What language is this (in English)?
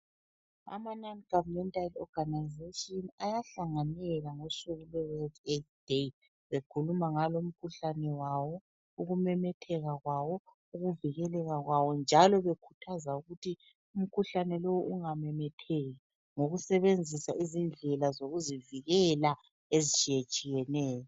North Ndebele